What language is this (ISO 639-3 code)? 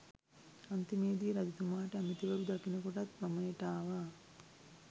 sin